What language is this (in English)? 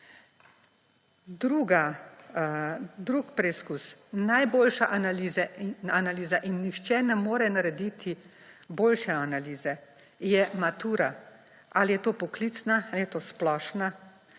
Slovenian